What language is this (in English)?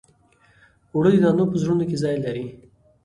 Pashto